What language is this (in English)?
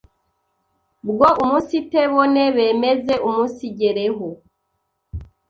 Kinyarwanda